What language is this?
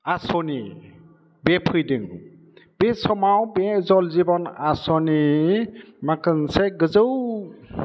Bodo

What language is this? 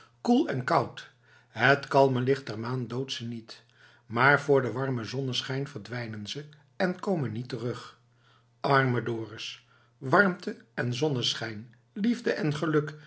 Dutch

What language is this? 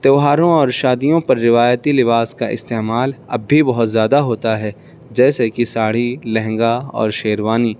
Urdu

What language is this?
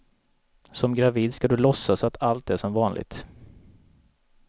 Swedish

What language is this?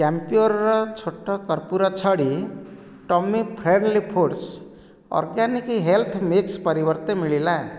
Odia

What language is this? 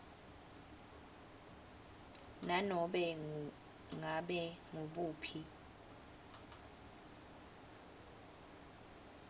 Swati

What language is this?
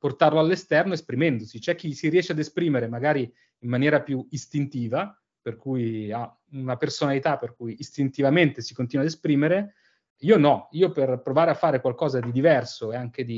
Italian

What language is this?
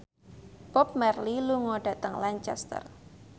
Javanese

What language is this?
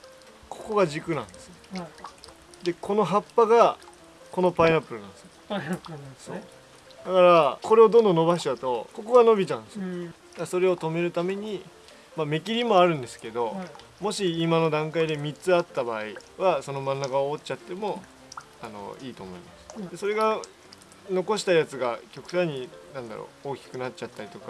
Japanese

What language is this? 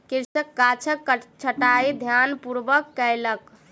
Maithili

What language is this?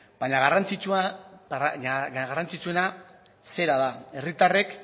Basque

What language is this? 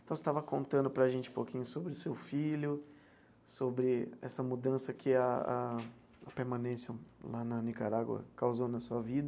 Portuguese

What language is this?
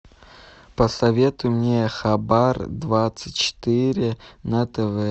Russian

